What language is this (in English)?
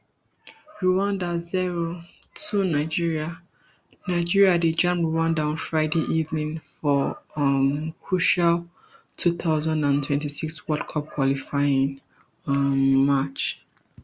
Nigerian Pidgin